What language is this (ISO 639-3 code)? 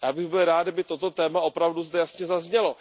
ces